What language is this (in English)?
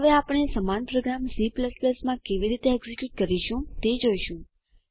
Gujarati